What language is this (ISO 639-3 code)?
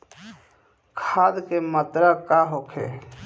bho